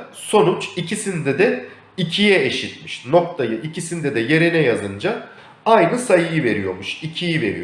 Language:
Turkish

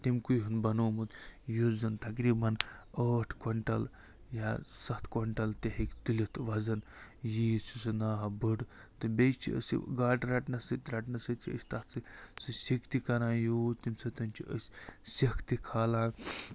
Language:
Kashmiri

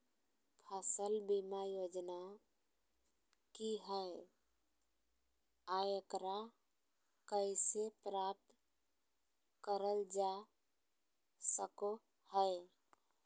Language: Magahi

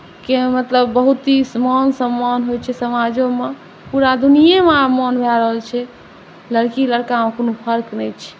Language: Maithili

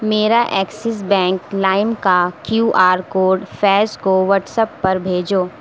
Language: Urdu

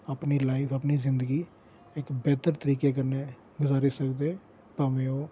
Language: Dogri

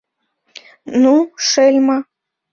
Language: Mari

